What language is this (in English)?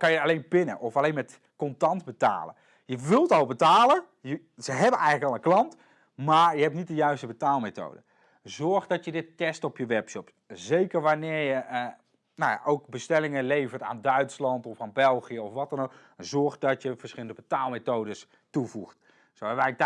Dutch